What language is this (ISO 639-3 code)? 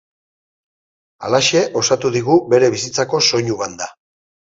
eus